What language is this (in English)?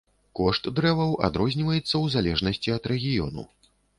Belarusian